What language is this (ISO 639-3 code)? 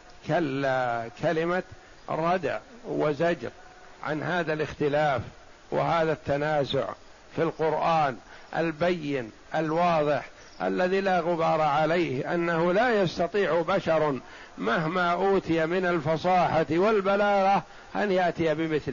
ara